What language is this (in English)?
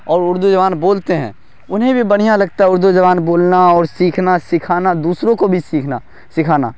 Urdu